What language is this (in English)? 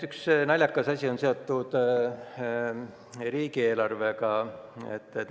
Estonian